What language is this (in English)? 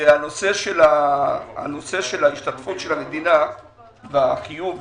Hebrew